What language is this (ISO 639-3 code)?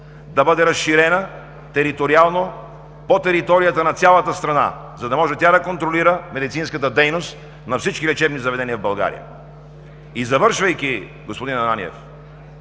bul